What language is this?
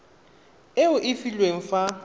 Tswana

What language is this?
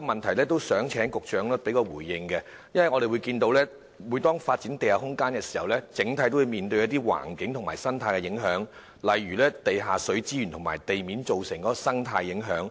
Cantonese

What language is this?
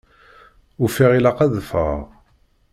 Kabyle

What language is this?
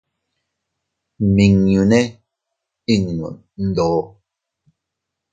Teutila Cuicatec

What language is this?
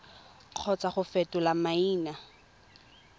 Tswana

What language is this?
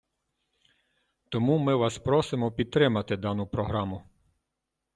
Ukrainian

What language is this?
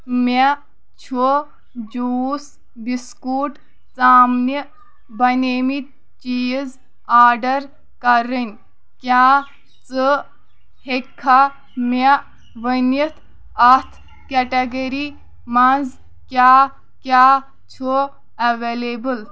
Kashmiri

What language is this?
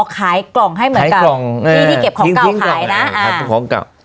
Thai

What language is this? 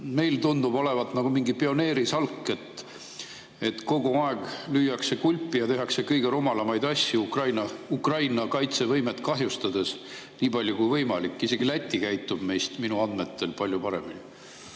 Estonian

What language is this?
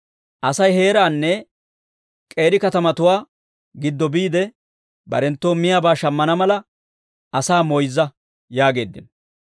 Dawro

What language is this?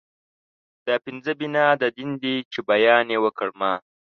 Pashto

